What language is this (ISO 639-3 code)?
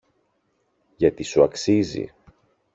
ell